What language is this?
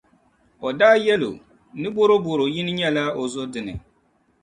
Dagbani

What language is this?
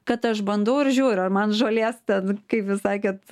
Lithuanian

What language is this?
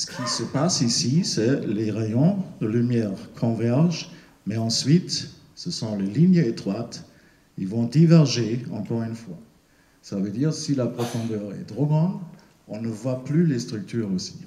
French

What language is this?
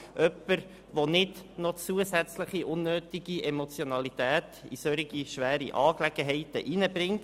Swiss German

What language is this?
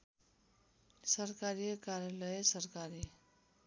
Nepali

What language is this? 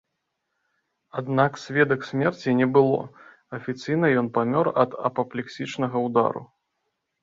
Belarusian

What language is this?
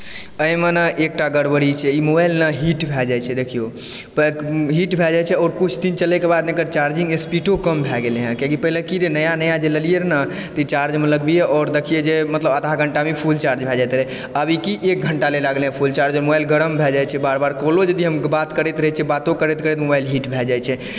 Maithili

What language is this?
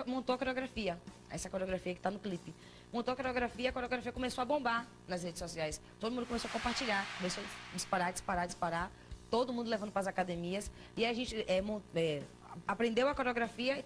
Portuguese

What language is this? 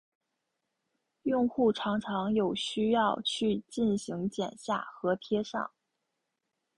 Chinese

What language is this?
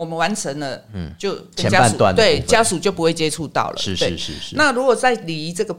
Chinese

